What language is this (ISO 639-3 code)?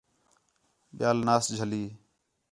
xhe